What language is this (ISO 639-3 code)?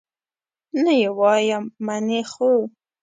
pus